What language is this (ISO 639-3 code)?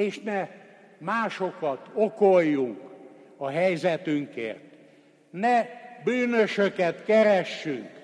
hun